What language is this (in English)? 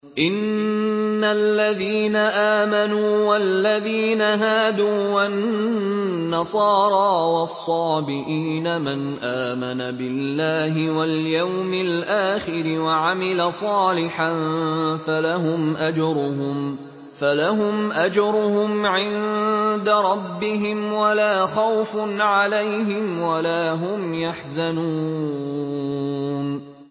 Arabic